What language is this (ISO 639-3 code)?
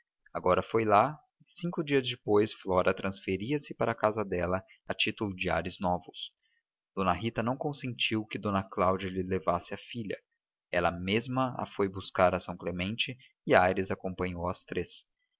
por